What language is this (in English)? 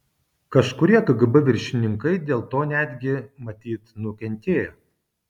Lithuanian